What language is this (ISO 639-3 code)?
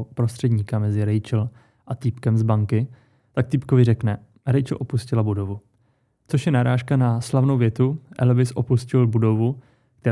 ces